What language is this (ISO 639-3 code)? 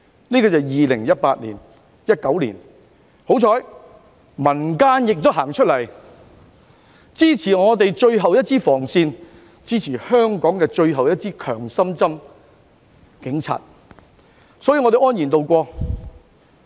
yue